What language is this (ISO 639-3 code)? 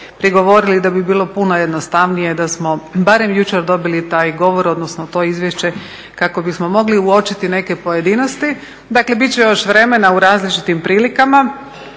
hrv